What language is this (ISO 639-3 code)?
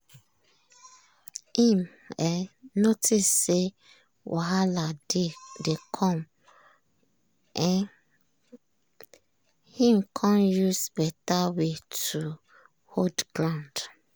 pcm